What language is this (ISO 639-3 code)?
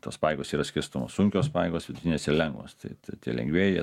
lit